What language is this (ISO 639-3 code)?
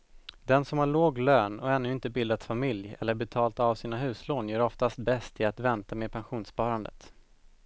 swe